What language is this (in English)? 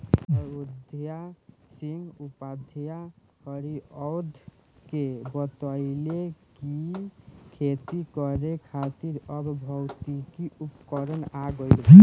Bhojpuri